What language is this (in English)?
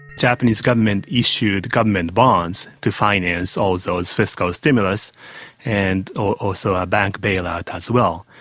English